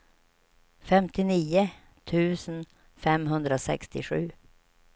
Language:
Swedish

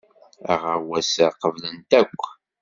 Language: Kabyle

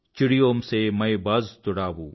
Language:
Telugu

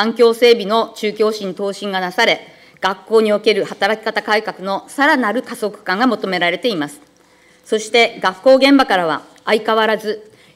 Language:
Japanese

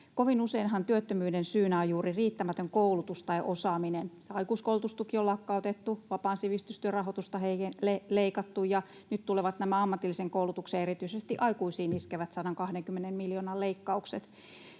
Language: Finnish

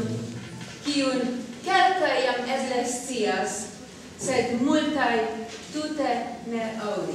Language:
Romanian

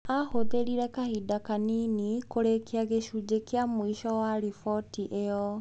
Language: Kikuyu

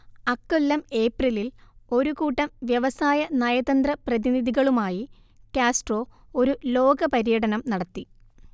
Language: Malayalam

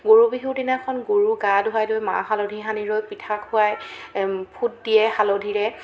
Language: Assamese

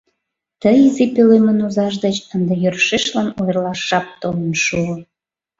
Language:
Mari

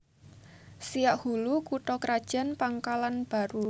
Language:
Javanese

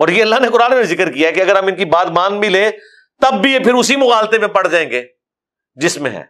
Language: Urdu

